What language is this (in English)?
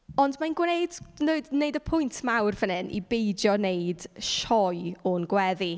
Welsh